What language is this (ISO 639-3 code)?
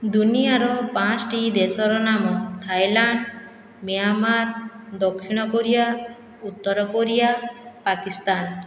ori